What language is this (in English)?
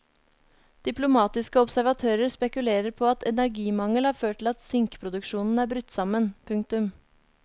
Norwegian